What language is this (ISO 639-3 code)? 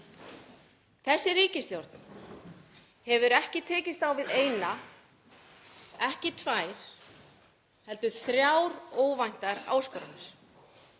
isl